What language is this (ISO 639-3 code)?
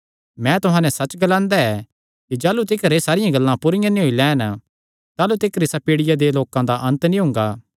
xnr